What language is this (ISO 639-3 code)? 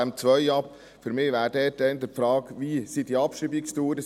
gsw